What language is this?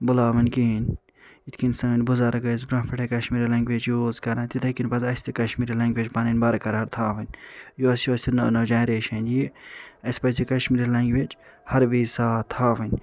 Kashmiri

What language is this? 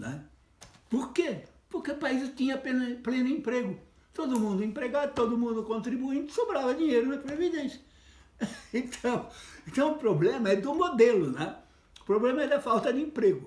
Portuguese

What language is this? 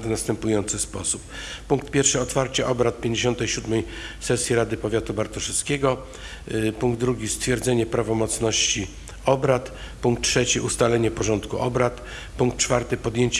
Polish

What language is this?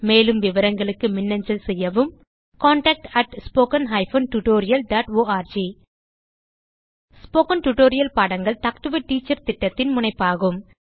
Tamil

